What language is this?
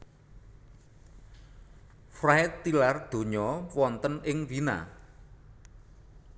Javanese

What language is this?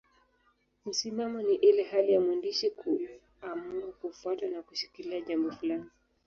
Swahili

